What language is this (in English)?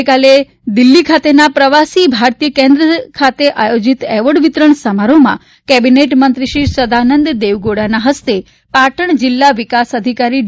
Gujarati